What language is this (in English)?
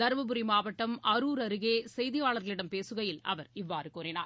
Tamil